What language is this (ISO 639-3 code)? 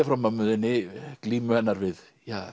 isl